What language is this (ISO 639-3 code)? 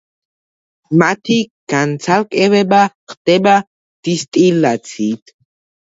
kat